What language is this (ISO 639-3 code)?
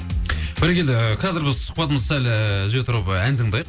kaz